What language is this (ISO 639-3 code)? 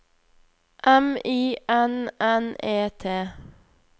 nor